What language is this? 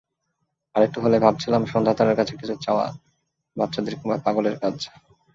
Bangla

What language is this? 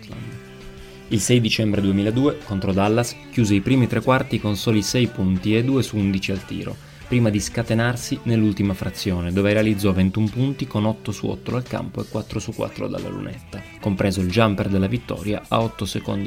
Italian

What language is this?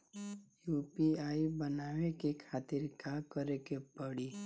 Bhojpuri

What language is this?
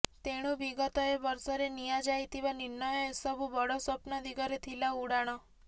Odia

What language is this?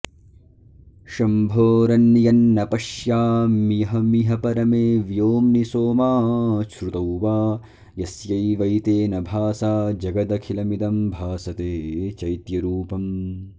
Sanskrit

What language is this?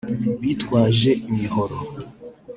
Kinyarwanda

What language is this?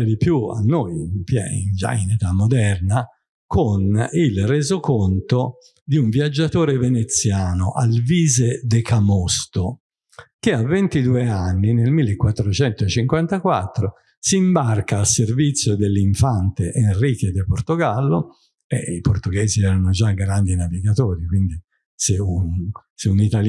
Italian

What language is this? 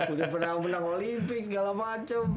Indonesian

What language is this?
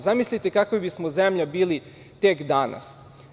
Serbian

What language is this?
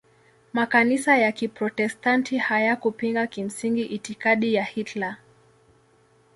Swahili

